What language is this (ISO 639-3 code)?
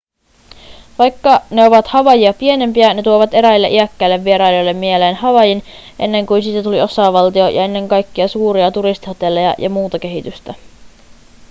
fin